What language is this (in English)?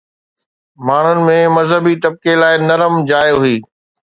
Sindhi